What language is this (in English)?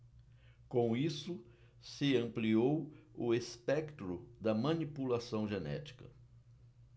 Portuguese